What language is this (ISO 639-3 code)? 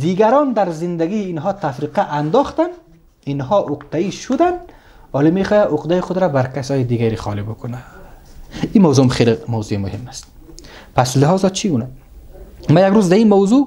fas